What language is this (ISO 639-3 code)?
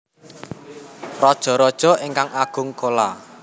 jav